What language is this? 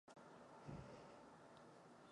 Czech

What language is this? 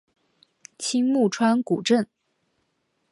Chinese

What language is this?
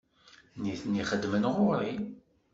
Kabyle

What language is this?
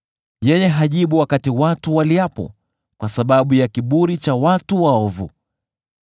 Swahili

